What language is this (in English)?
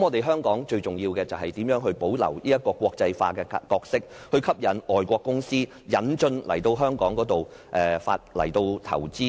Cantonese